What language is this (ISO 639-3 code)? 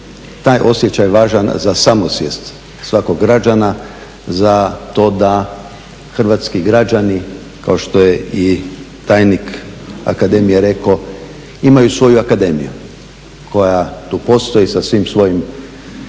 hrv